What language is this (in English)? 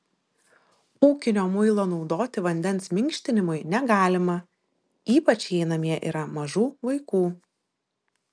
Lithuanian